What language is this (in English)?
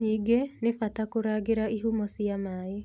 Kikuyu